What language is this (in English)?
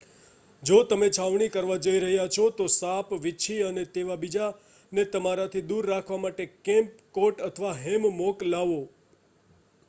Gujarati